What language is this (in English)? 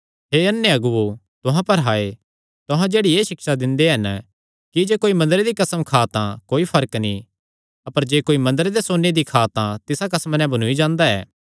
Kangri